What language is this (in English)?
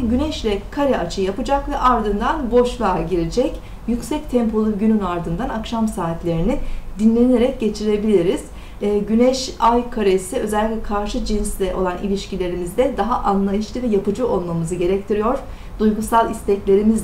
Turkish